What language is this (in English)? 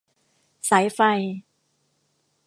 Thai